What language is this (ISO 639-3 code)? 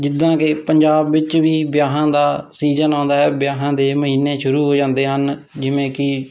pan